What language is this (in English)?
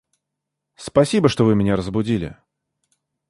Russian